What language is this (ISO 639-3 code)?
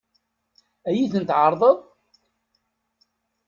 kab